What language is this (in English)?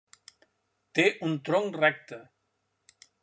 Catalan